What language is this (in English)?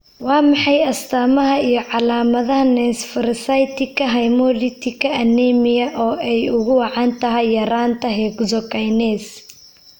Somali